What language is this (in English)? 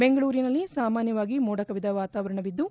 Kannada